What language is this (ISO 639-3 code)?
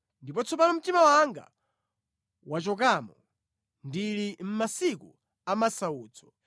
nya